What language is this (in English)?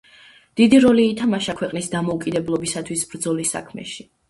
Georgian